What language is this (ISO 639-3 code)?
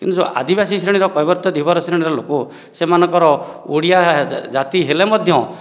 ori